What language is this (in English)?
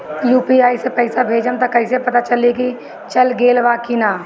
Bhojpuri